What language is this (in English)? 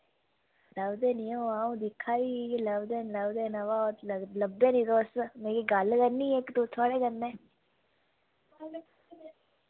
Dogri